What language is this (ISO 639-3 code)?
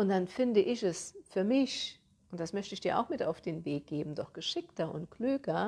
deu